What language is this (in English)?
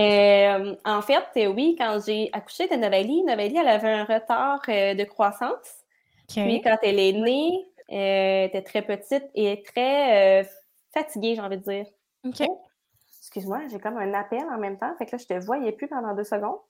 French